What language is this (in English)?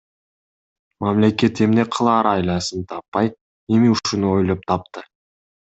Kyrgyz